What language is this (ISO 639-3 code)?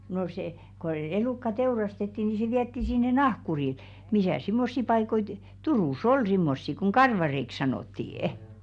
fin